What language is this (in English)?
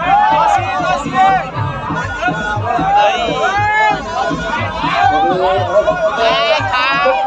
Thai